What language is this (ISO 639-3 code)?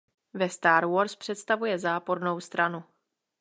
ces